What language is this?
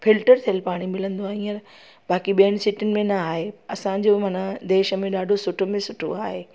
Sindhi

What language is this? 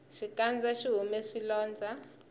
Tsonga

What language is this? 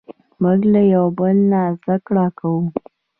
Pashto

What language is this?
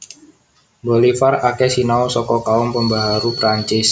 Javanese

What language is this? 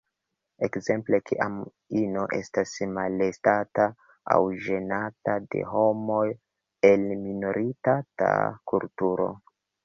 Esperanto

